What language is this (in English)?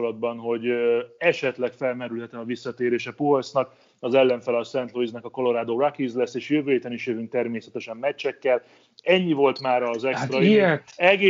Hungarian